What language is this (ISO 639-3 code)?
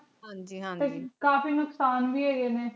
pan